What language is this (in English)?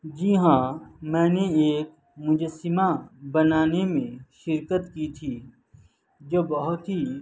Urdu